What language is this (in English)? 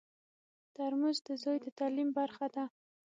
Pashto